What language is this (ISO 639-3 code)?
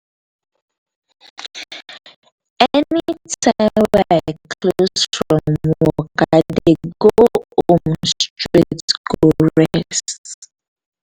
pcm